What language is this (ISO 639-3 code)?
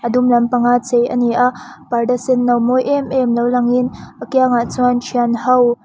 lus